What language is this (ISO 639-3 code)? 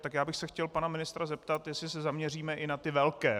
ces